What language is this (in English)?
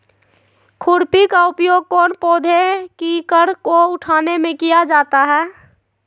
Magahi